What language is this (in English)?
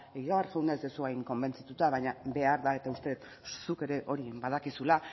Basque